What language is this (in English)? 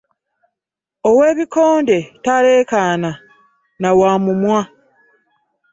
Ganda